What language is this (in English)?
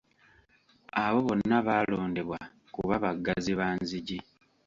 Ganda